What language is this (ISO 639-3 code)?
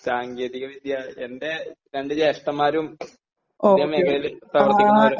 mal